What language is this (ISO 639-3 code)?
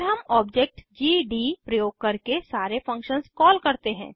hin